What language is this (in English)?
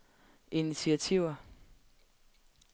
Danish